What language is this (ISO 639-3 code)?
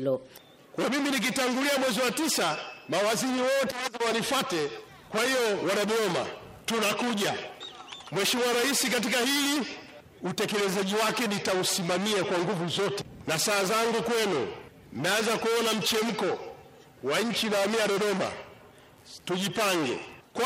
swa